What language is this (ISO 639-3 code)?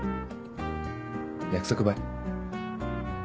jpn